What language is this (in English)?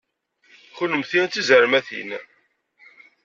Kabyle